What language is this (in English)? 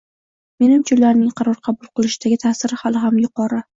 Uzbek